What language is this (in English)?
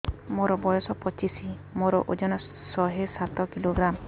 Odia